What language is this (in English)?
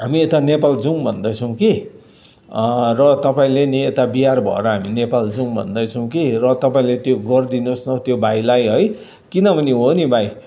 Nepali